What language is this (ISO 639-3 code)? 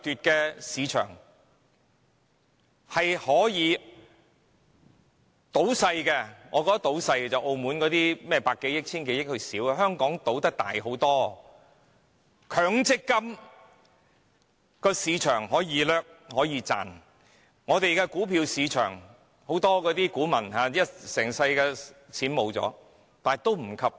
yue